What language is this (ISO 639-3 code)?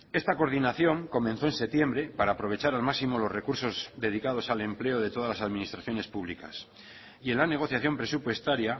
spa